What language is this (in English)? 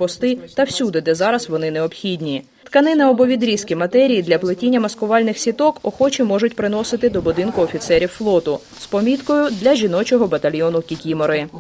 Ukrainian